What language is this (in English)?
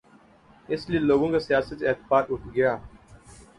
Urdu